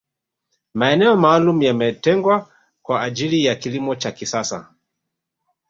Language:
Swahili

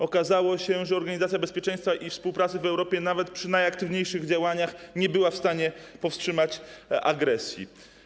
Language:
Polish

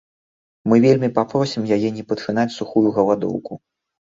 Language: Belarusian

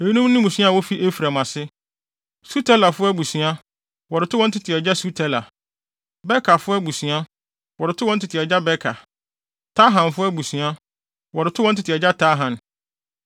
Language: Akan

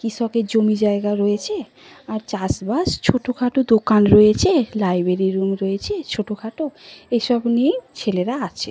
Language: Bangla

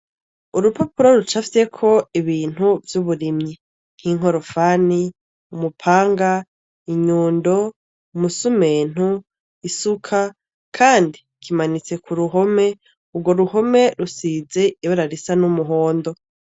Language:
Rundi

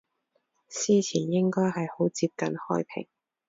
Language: Cantonese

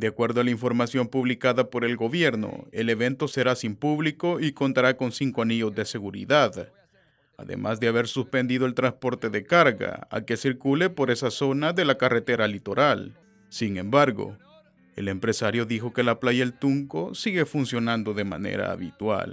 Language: Spanish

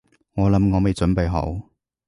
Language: Cantonese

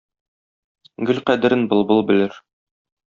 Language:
Tatar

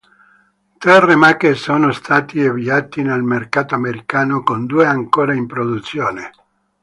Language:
Italian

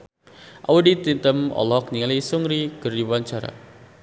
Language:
Sundanese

